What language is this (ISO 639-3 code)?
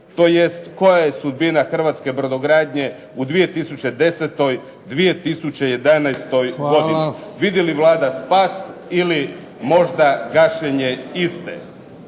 hrv